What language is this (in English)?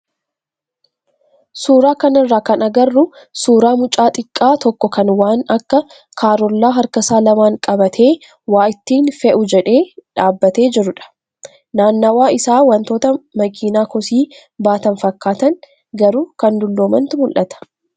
Oromo